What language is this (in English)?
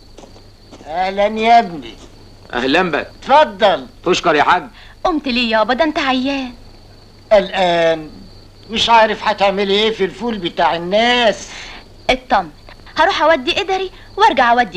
Arabic